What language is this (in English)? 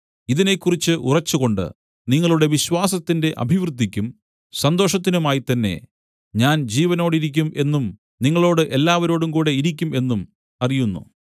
Malayalam